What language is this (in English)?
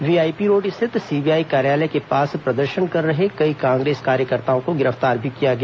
Hindi